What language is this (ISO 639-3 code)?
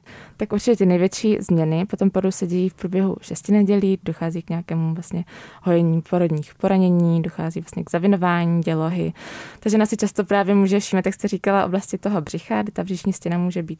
ces